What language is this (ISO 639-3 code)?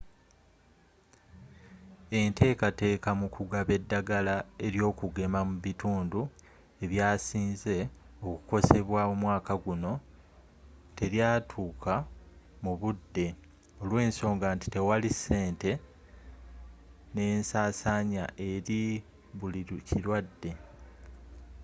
lug